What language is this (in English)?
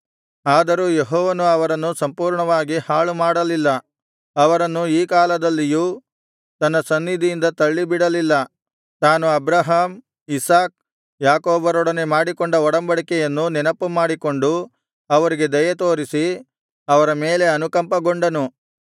Kannada